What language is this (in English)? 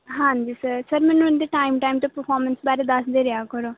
Punjabi